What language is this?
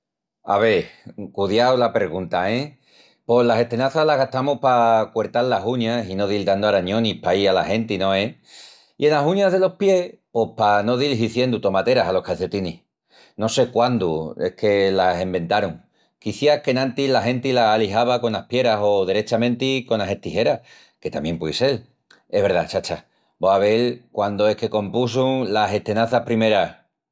Extremaduran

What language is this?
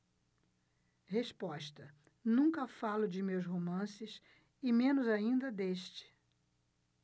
Portuguese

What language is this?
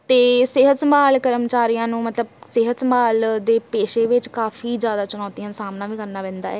Punjabi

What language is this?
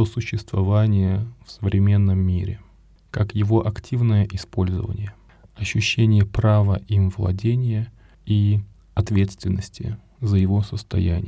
Russian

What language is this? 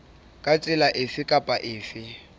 Southern Sotho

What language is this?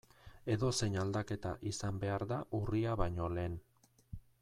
Basque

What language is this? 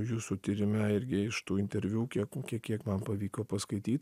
Lithuanian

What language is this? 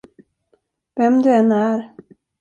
Swedish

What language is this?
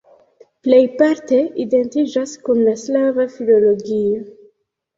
Esperanto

